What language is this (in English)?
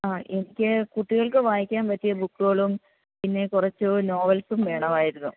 Malayalam